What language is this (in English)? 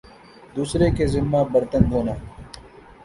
Urdu